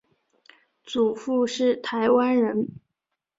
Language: Chinese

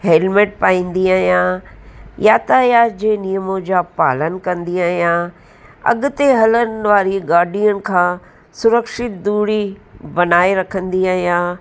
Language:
Sindhi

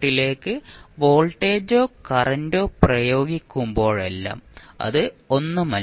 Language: Malayalam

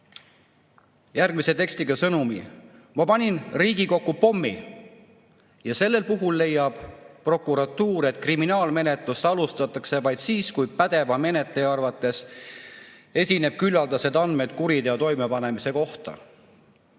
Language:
Estonian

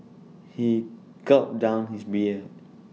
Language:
English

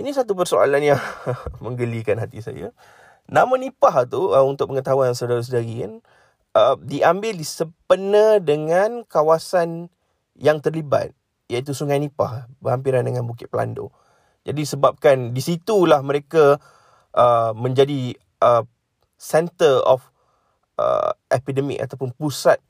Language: Malay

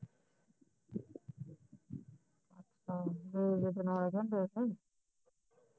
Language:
Punjabi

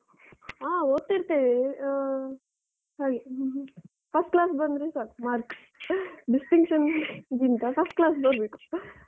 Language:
Kannada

